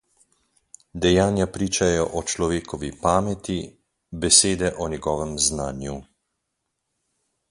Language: Slovenian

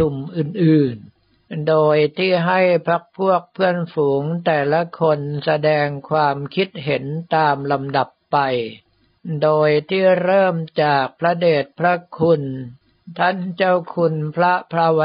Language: Thai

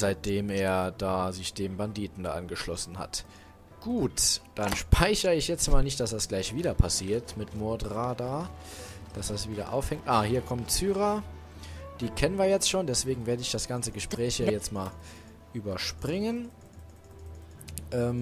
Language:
German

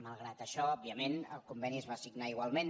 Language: Catalan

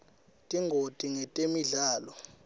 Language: Swati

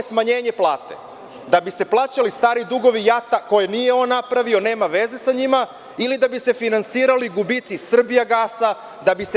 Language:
Serbian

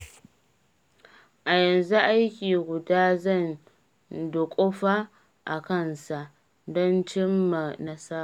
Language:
Hausa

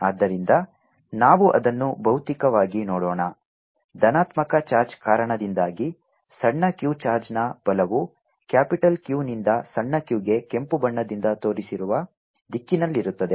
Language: Kannada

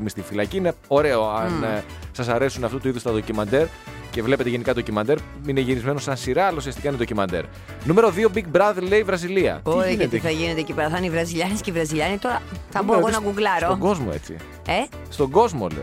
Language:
Greek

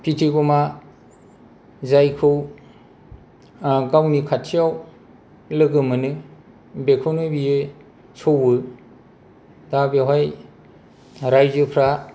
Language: Bodo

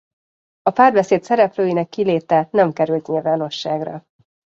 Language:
Hungarian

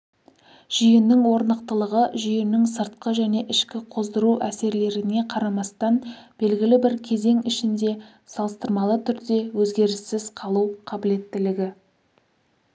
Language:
Kazakh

